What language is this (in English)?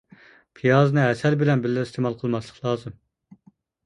Uyghur